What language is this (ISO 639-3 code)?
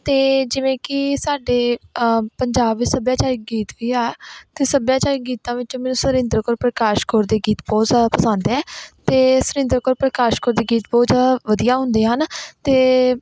pan